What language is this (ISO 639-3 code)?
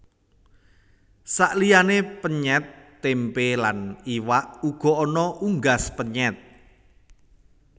jav